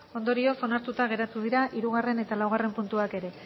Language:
Basque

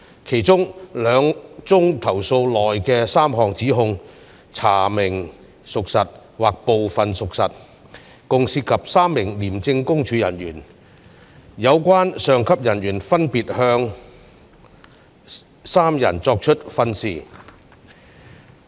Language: Cantonese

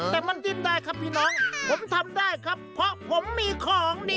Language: Thai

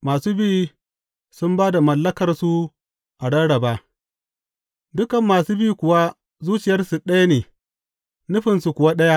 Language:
Hausa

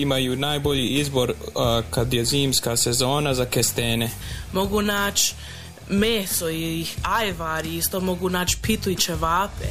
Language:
Croatian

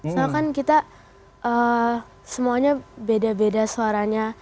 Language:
Indonesian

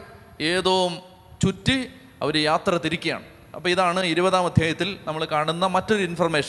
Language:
Malayalam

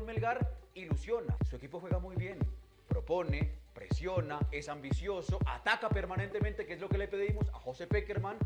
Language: Spanish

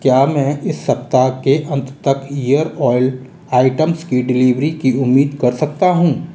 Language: Hindi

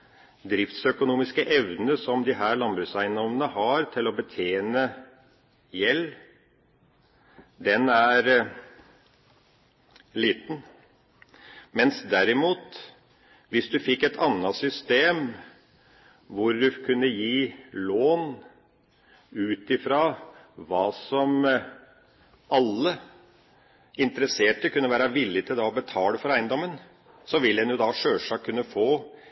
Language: Norwegian Bokmål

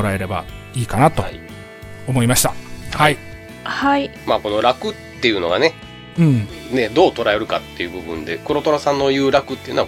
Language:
Japanese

